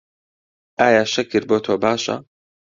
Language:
Central Kurdish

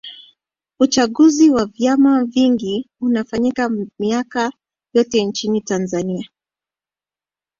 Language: Swahili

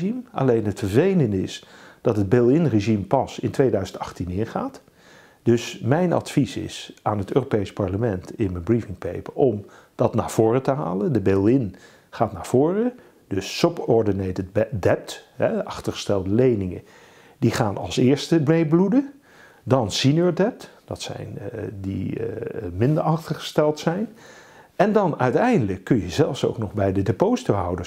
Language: Dutch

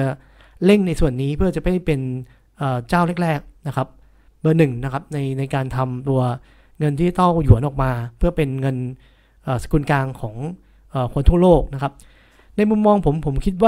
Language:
Thai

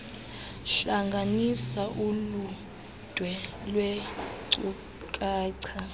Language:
Xhosa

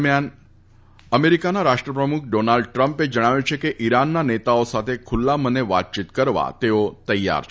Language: Gujarati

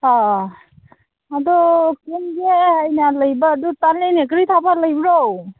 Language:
Manipuri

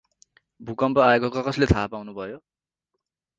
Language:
Nepali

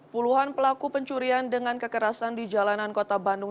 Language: Indonesian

